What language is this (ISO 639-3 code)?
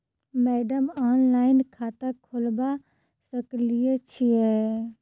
mai